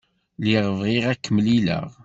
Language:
Kabyle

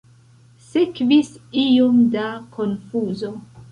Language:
Esperanto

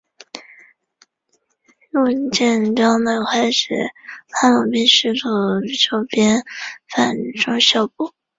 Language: Chinese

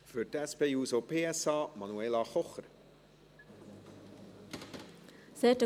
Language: Swiss German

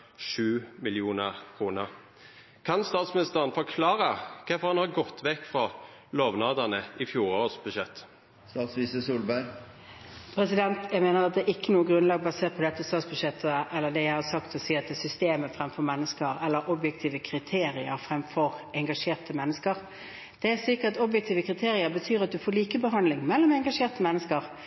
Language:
Norwegian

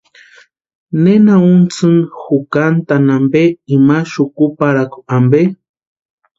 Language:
Western Highland Purepecha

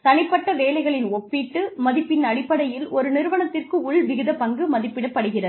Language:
Tamil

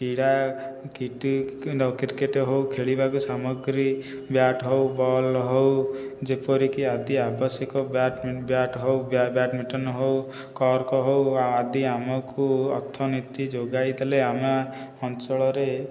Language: Odia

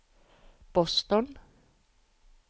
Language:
Norwegian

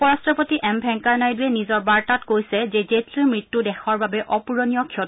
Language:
Assamese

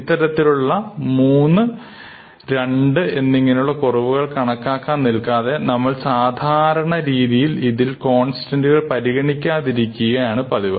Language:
Malayalam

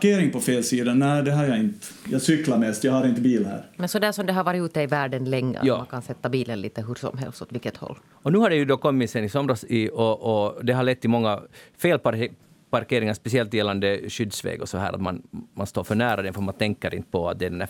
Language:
Swedish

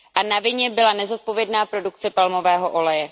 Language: Czech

